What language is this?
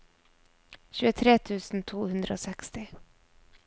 Norwegian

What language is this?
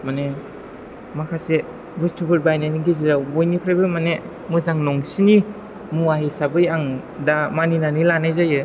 Bodo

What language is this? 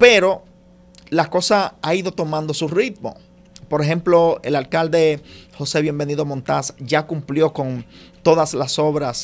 Spanish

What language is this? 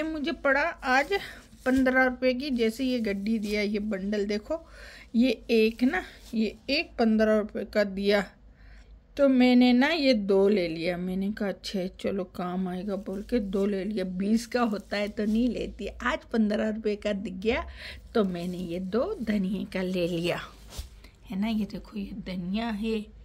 Hindi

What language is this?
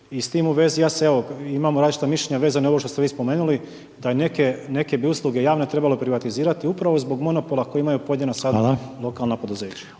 Croatian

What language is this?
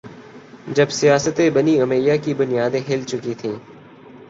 Urdu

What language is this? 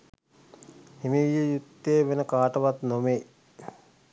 Sinhala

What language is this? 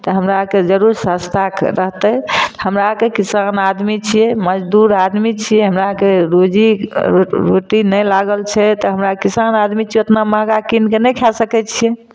Maithili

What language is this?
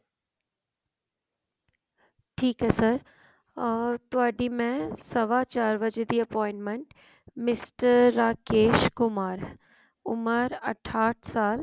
Punjabi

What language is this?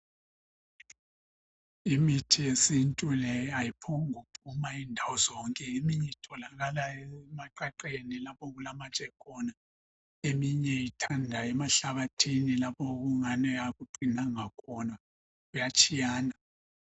North Ndebele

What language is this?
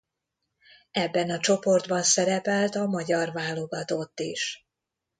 Hungarian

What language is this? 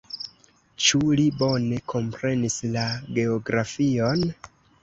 Esperanto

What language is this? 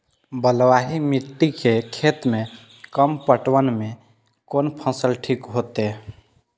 Maithili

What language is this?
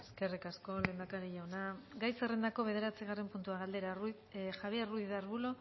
Basque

